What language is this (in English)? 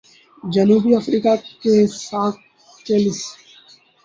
Urdu